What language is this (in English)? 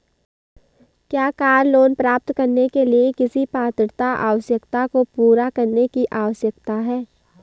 Hindi